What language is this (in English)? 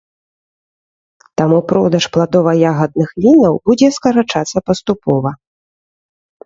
Belarusian